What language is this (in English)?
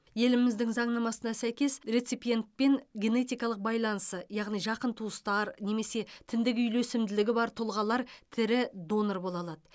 Kazakh